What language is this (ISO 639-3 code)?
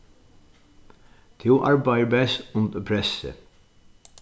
fao